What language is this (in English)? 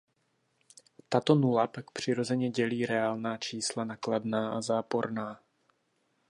Czech